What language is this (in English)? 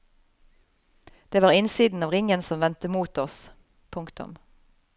Norwegian